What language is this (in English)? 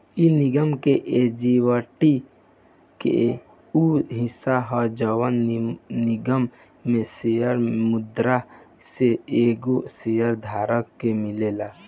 Bhojpuri